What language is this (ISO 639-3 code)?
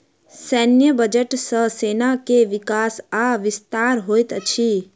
mai